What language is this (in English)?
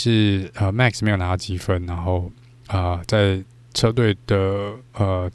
Chinese